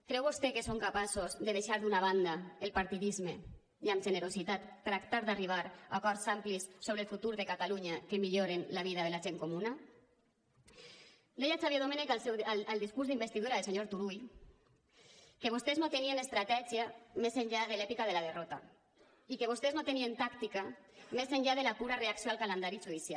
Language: Catalan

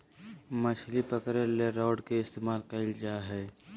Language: Magahi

